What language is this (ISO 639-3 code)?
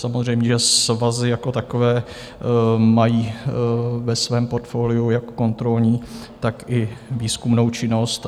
ces